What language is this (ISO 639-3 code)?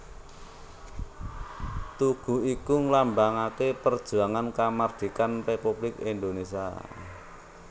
jav